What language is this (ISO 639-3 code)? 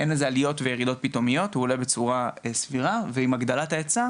heb